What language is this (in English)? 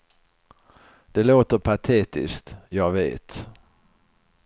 Swedish